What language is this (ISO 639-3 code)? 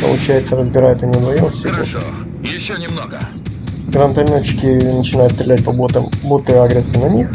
rus